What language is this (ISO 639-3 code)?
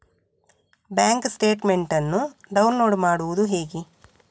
kan